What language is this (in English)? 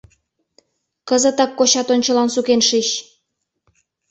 Mari